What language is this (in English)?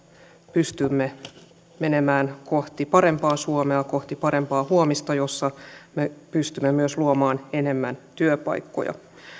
Finnish